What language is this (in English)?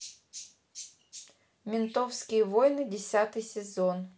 Russian